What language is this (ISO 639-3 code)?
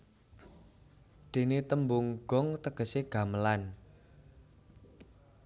jav